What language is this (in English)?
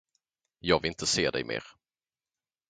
Swedish